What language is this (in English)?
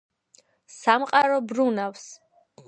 Georgian